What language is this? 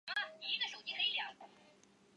Chinese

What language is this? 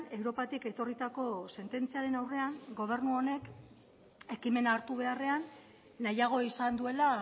Basque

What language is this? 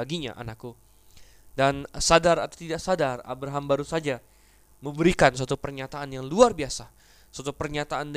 Indonesian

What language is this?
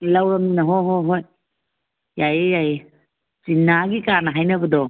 Manipuri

